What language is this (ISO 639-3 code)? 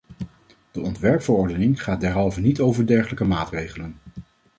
nld